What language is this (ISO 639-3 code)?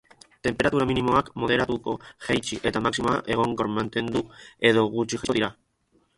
eus